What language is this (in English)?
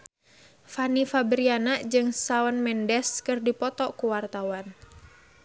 Sundanese